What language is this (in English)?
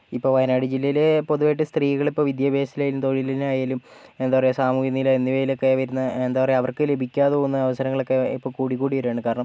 Malayalam